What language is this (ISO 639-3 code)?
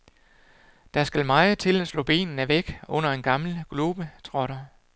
dan